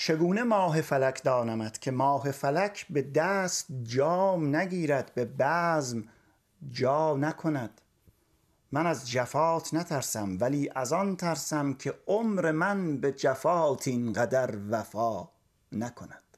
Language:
Persian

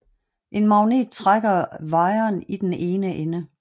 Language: Danish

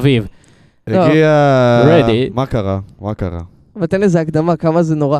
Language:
Hebrew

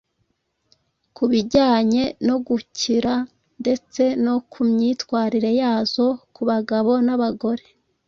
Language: Kinyarwanda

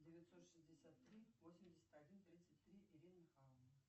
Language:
Russian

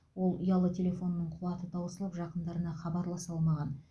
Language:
Kazakh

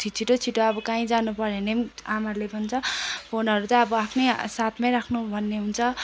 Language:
Nepali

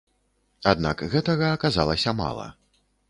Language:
Belarusian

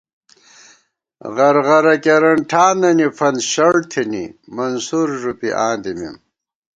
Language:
Gawar-Bati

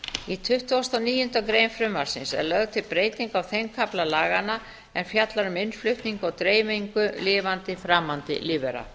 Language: Icelandic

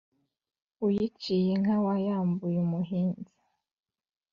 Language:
Kinyarwanda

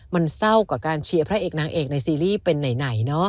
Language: Thai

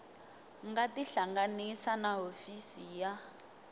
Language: Tsonga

